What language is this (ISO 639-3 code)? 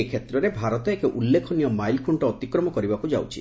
ori